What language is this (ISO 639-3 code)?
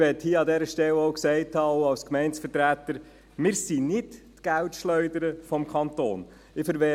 gsw